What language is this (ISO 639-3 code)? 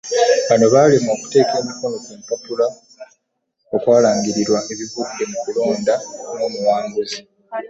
lug